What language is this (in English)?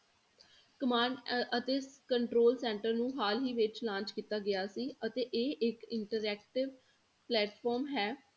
Punjabi